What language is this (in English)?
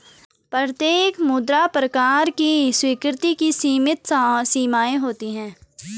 Hindi